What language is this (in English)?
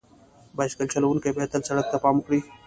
Pashto